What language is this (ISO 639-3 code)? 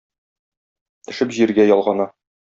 tat